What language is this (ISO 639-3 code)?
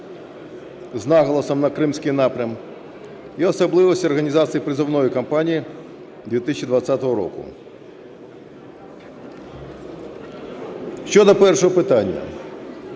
ukr